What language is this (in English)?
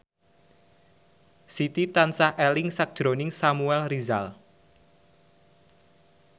Javanese